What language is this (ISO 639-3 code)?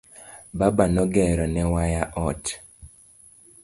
luo